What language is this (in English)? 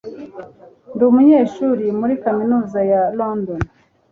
Kinyarwanda